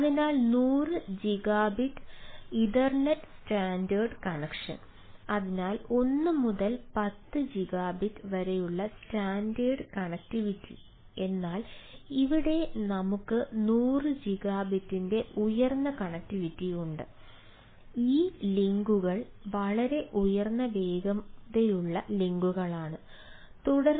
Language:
Malayalam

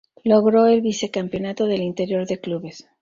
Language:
Spanish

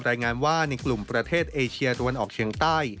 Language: Thai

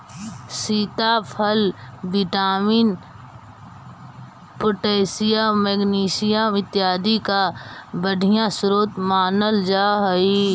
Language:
Magahi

